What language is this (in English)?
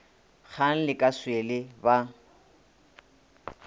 Northern Sotho